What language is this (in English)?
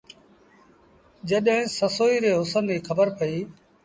Sindhi Bhil